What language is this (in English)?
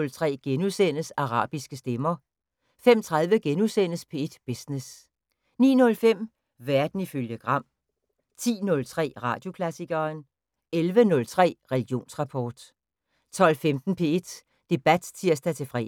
Danish